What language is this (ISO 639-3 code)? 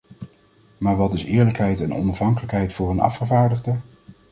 nld